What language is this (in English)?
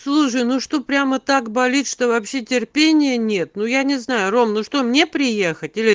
Russian